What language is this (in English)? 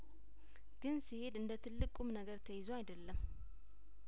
Amharic